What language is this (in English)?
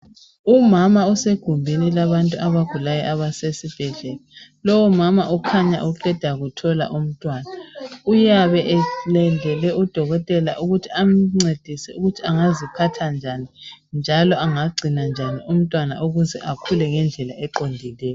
North Ndebele